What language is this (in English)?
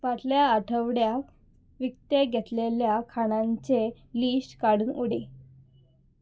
Konkani